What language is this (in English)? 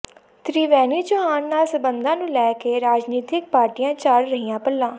Punjabi